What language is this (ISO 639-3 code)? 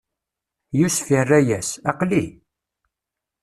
kab